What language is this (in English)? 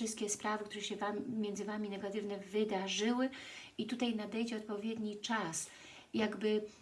Polish